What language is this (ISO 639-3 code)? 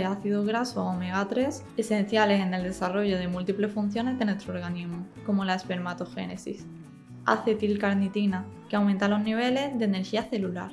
spa